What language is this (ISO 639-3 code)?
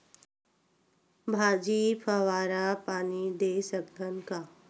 hne